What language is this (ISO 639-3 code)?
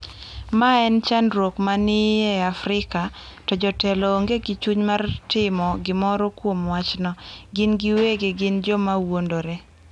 luo